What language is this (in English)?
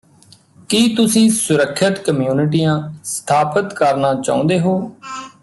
Punjabi